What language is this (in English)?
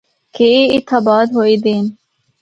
Northern Hindko